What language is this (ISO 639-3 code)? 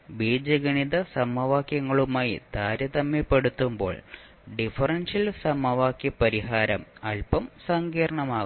mal